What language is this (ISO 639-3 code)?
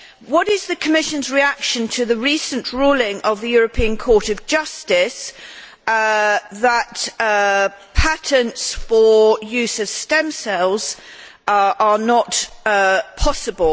eng